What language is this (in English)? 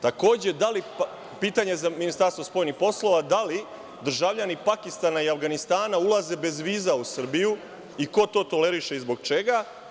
Serbian